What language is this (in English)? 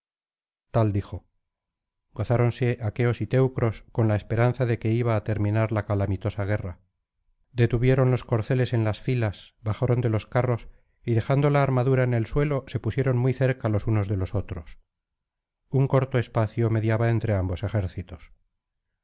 Spanish